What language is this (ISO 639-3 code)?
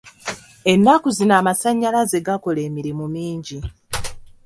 lug